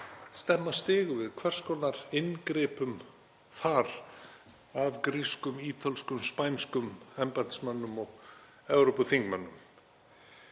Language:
Icelandic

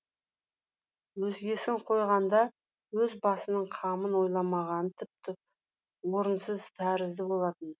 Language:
Kazakh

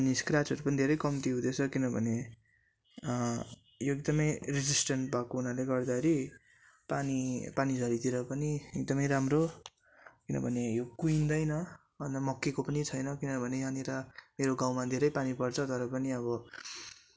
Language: Nepali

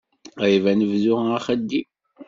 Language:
Kabyle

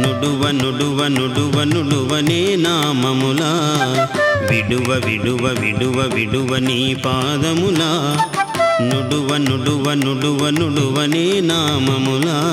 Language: Hindi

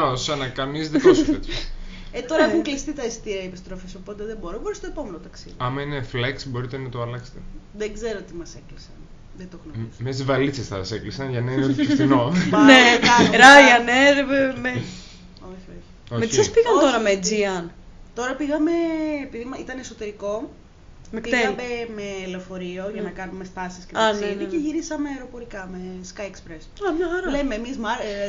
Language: Greek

